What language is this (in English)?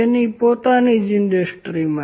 Gujarati